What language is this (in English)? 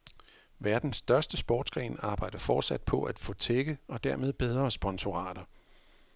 Danish